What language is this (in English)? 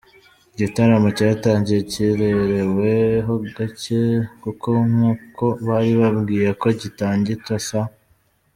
Kinyarwanda